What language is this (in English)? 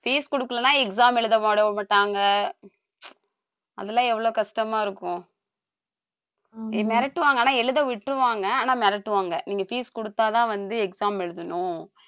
Tamil